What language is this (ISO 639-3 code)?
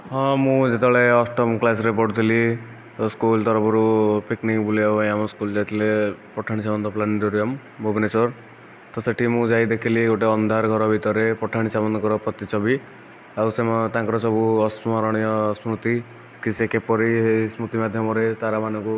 ori